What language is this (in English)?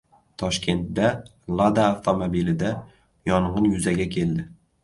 Uzbek